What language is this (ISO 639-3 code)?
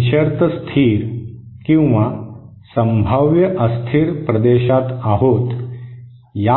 mar